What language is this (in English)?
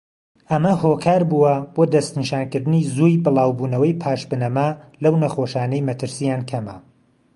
Central Kurdish